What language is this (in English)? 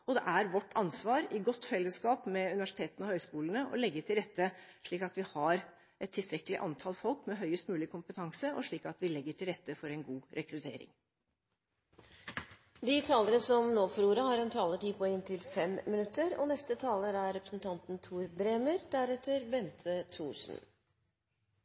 Norwegian